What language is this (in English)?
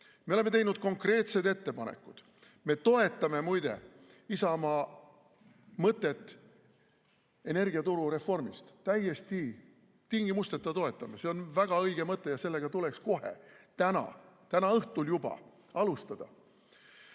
Estonian